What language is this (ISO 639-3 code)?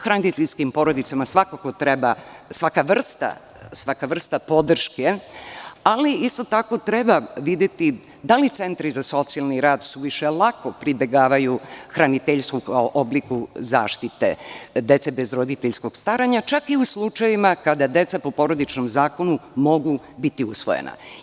srp